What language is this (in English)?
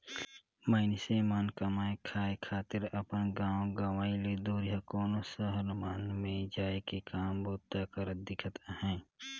Chhattisgarhi